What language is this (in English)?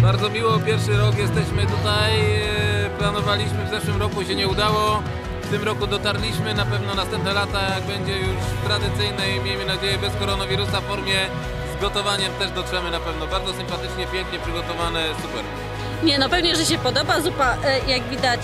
Polish